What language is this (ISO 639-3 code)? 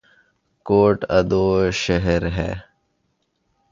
urd